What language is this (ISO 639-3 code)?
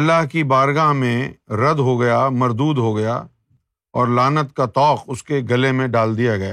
urd